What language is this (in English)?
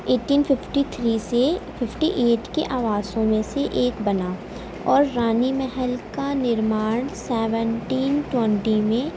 Urdu